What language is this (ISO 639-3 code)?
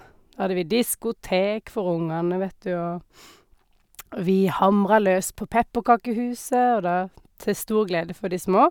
nor